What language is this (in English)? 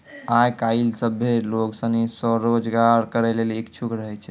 Maithili